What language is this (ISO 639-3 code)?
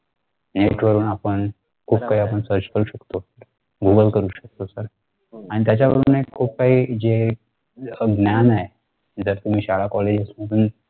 mar